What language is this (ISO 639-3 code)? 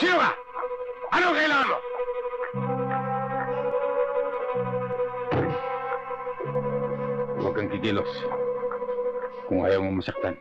fil